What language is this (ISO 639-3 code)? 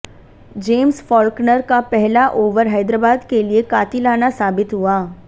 hin